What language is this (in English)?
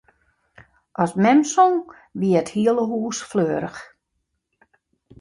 Western Frisian